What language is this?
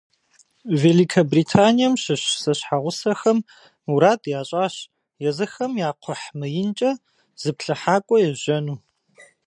Kabardian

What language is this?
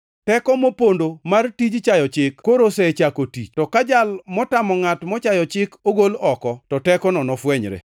Luo (Kenya and Tanzania)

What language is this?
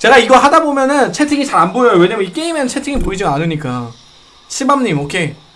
Korean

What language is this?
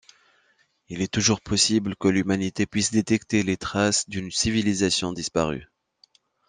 French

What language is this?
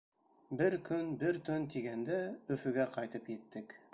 Bashkir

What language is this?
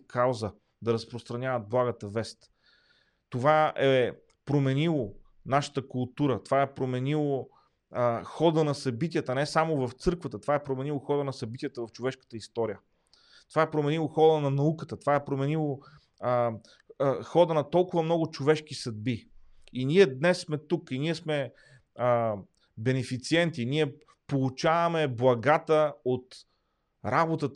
Bulgarian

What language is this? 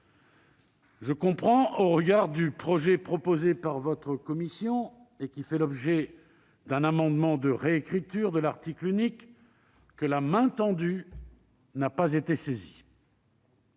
French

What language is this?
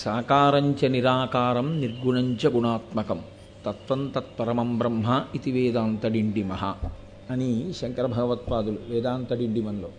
Telugu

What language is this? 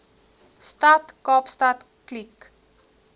Afrikaans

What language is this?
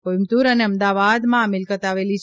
Gujarati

